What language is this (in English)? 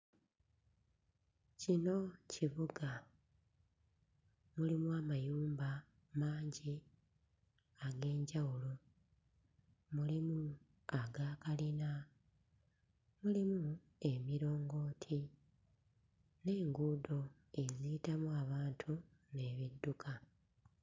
Ganda